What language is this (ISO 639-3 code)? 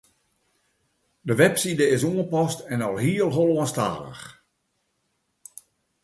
fry